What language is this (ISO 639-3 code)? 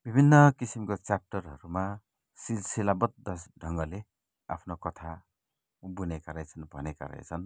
nep